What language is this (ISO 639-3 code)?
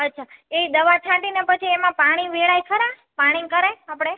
guj